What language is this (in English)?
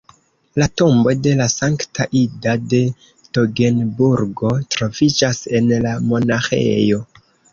Esperanto